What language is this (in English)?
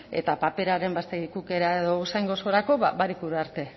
Basque